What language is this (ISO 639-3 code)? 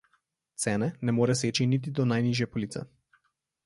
slv